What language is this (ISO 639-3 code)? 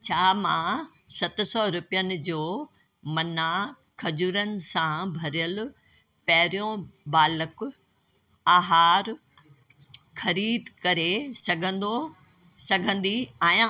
snd